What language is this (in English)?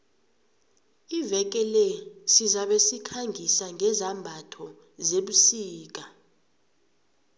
South Ndebele